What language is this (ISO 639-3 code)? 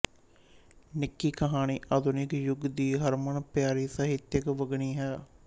pan